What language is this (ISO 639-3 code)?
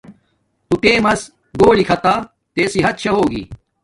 dmk